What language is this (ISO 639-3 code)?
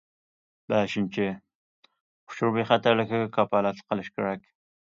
uig